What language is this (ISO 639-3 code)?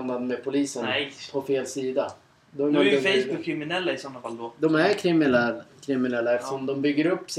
swe